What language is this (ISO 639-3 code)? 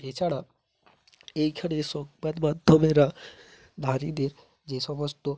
ben